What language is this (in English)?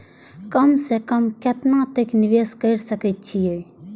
Maithili